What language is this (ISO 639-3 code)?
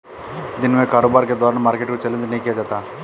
hin